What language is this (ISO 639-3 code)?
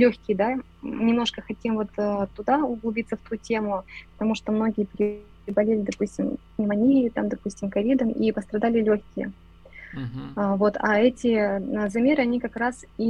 rus